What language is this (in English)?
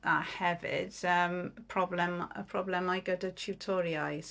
Welsh